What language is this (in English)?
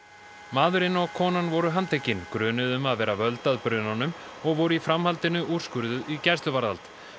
Icelandic